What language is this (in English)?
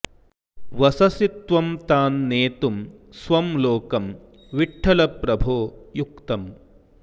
Sanskrit